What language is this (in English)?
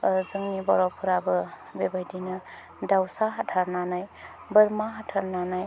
Bodo